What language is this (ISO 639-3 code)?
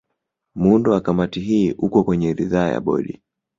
swa